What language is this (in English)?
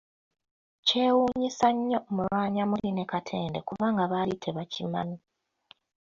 Ganda